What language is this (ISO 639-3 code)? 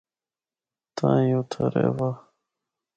hno